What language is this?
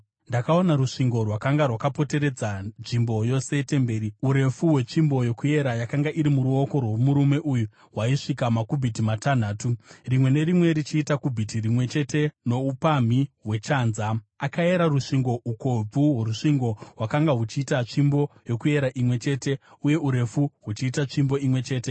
Shona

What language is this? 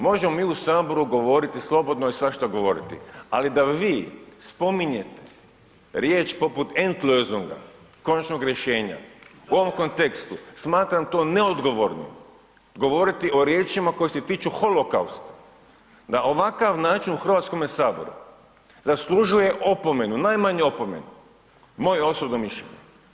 Croatian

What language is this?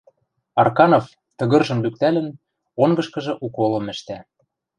Western Mari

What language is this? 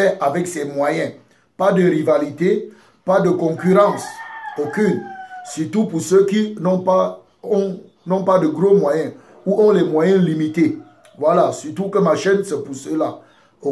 French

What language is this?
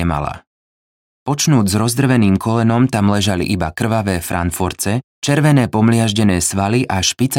Slovak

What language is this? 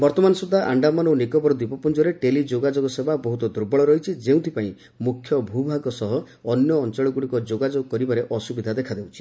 Odia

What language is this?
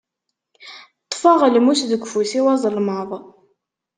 Kabyle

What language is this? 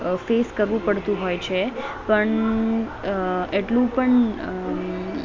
Gujarati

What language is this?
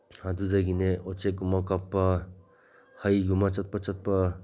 Manipuri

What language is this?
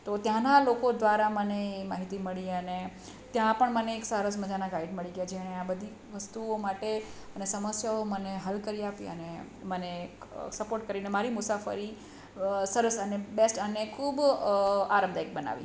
Gujarati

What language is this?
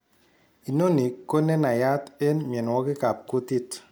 Kalenjin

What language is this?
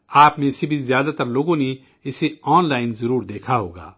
Urdu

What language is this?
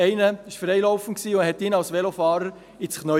Swiss German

